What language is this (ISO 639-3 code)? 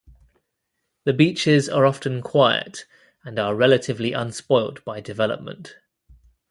eng